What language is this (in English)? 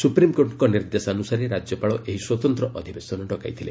Odia